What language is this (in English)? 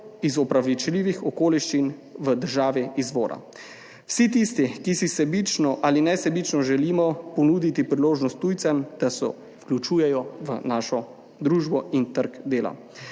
Slovenian